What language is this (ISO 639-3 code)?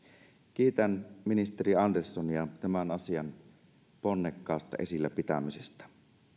fin